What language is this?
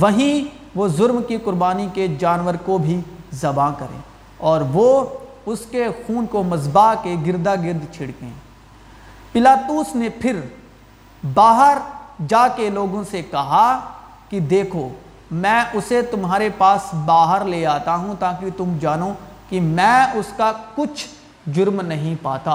Urdu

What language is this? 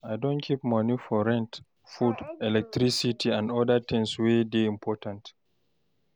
Nigerian Pidgin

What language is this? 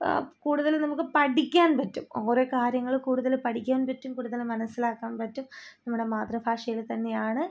Malayalam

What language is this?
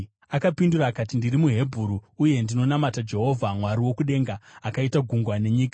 Shona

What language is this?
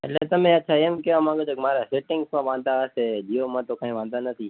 Gujarati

